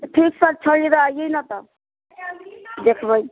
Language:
Maithili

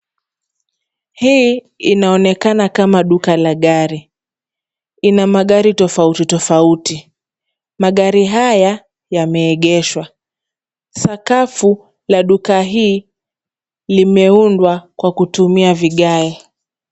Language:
Swahili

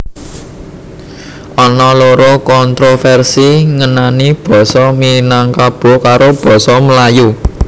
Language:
Javanese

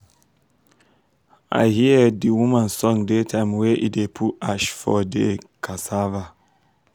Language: Nigerian Pidgin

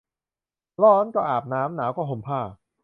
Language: Thai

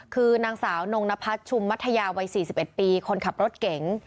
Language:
Thai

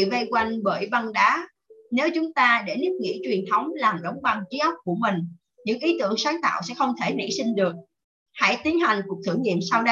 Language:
Vietnamese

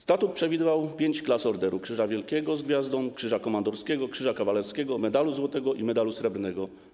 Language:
Polish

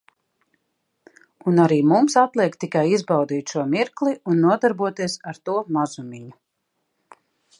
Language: Latvian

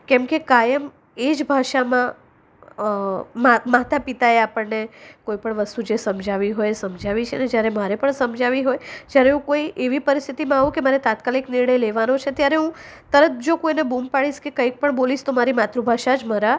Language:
Gujarati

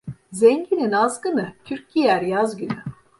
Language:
Turkish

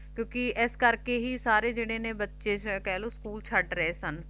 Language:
Punjabi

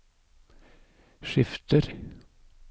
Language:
Norwegian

